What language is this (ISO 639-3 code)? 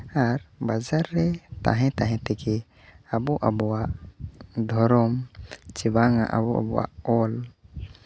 sat